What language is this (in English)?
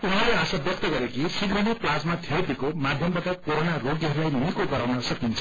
Nepali